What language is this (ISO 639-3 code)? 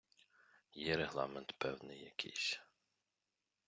ukr